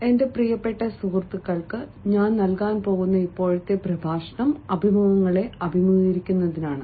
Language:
Malayalam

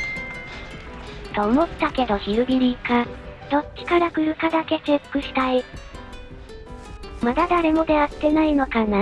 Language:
Japanese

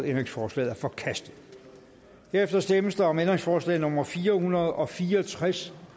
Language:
Danish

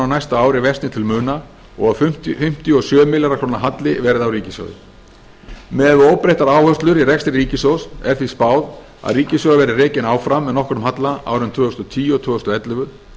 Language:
Icelandic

